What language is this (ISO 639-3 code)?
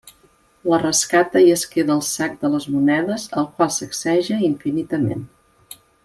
cat